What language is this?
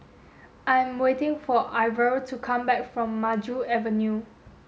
English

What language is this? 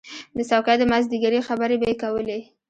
Pashto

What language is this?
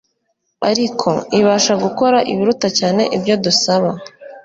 Kinyarwanda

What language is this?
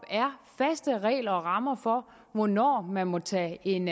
Danish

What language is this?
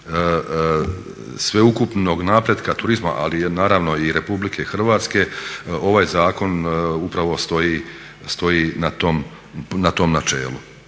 Croatian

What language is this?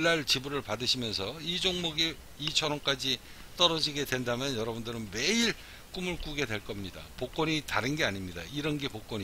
Korean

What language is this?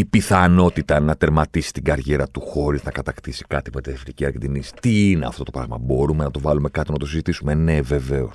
Greek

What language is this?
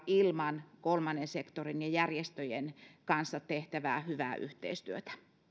Finnish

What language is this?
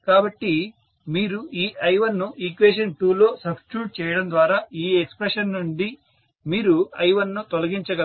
Telugu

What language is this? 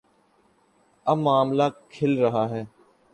Urdu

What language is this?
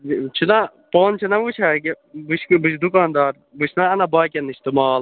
Kashmiri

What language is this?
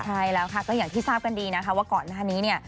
Thai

